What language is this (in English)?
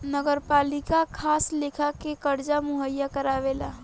Bhojpuri